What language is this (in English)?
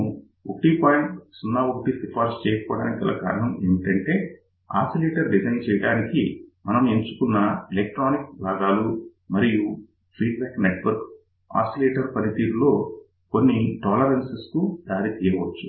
Telugu